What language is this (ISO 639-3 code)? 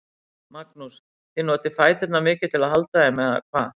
isl